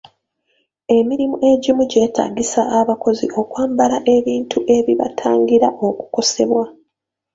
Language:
Ganda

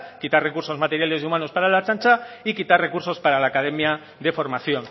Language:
Spanish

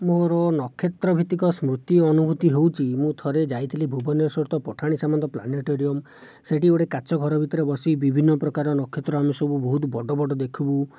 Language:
Odia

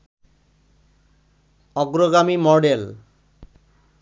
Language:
Bangla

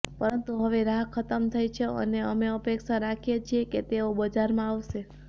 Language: Gujarati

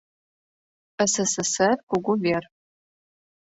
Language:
Mari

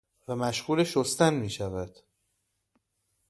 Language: Persian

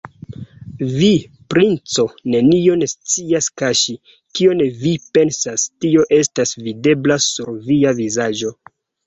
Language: Esperanto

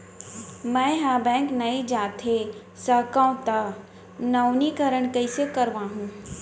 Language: Chhattisgarhi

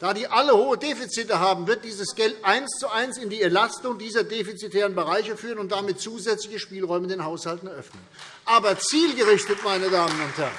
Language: German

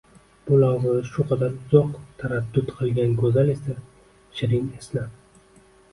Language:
Uzbek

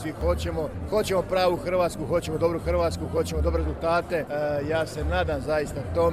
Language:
Croatian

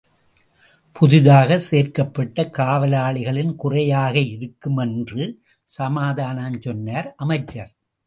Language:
Tamil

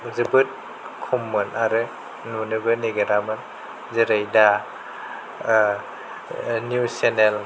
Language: Bodo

